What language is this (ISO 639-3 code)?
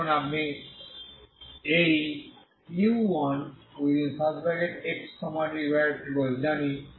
ben